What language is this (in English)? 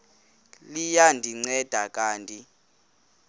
Xhosa